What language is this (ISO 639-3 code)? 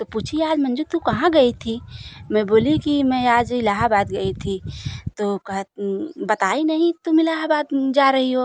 hin